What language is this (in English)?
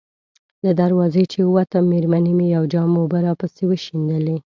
Pashto